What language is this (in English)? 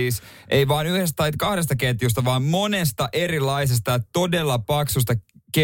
Finnish